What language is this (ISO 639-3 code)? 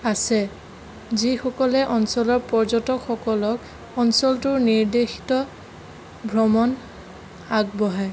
asm